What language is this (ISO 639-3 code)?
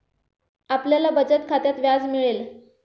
mar